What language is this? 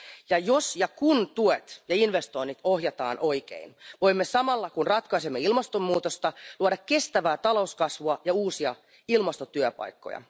Finnish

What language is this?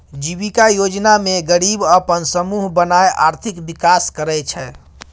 Maithili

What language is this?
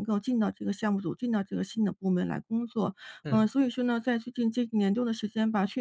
Chinese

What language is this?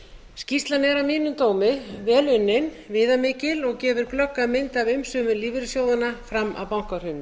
Icelandic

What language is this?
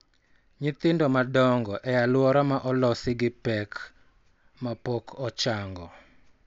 Luo (Kenya and Tanzania)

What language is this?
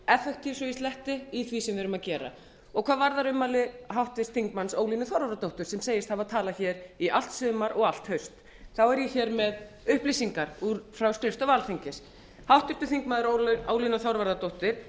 Icelandic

